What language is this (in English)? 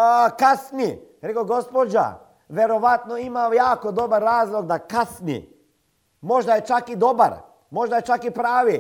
Croatian